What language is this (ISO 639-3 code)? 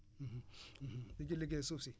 wol